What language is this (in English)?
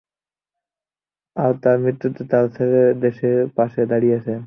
Bangla